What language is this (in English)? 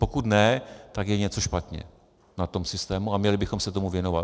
Czech